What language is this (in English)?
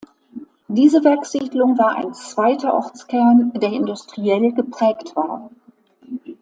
German